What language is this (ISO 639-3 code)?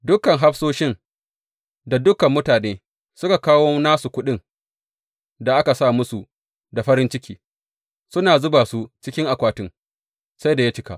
hau